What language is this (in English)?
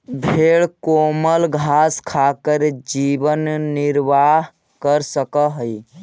Magahi